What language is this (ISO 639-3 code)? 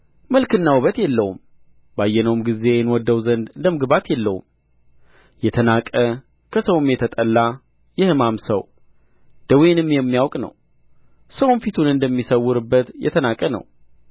amh